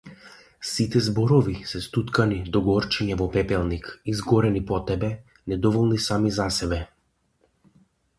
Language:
Macedonian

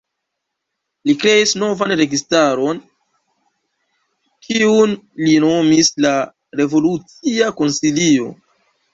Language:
Esperanto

